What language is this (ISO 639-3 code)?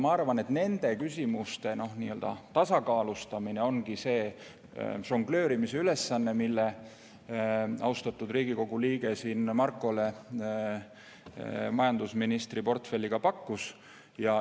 est